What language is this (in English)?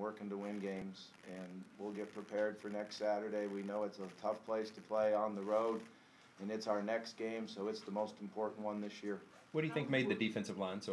English